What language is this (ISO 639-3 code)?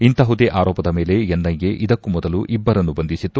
kan